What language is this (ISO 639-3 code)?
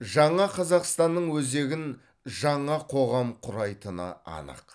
kaz